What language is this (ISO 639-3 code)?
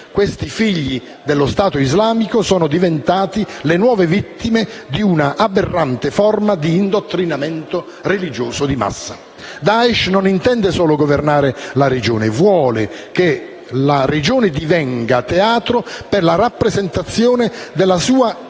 ita